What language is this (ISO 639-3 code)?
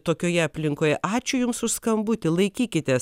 lit